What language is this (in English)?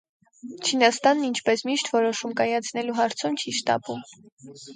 Armenian